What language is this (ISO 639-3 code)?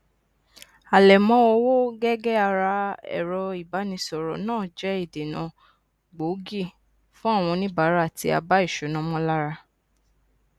yor